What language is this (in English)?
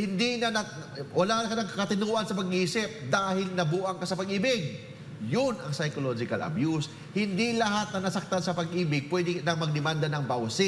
Filipino